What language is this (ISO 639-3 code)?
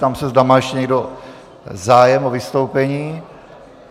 ces